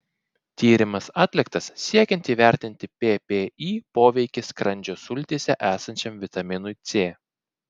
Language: Lithuanian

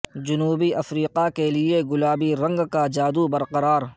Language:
Urdu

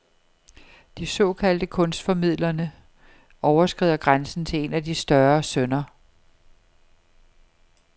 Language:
Danish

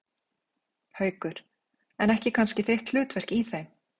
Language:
Icelandic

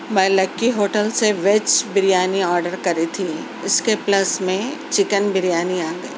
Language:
Urdu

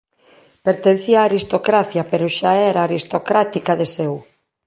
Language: Galician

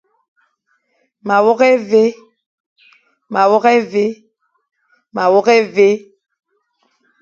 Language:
Fang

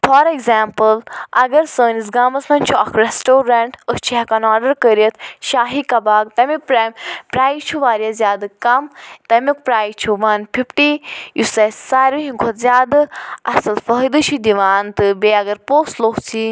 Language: Kashmiri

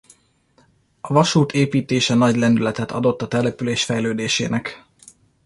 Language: Hungarian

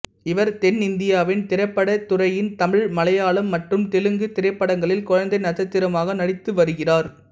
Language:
Tamil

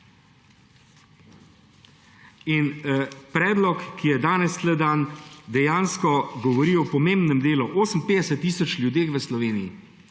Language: Slovenian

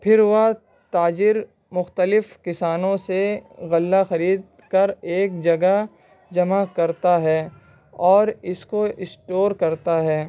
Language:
Urdu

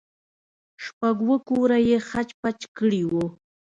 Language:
Pashto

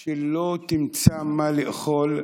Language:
Hebrew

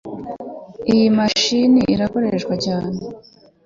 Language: Kinyarwanda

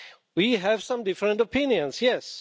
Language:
English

